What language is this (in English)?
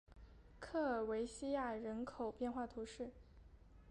Chinese